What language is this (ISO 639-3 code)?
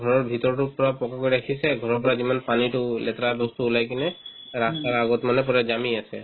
asm